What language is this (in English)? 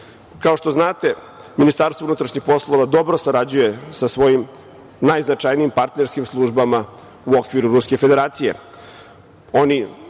Serbian